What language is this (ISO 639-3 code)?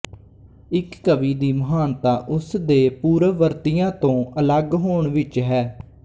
pan